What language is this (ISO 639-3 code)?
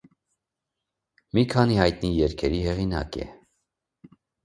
hye